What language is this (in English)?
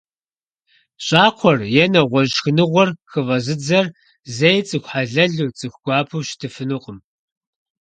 Kabardian